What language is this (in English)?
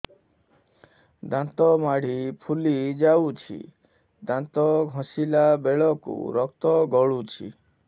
Odia